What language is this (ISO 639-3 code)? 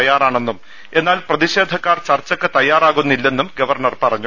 mal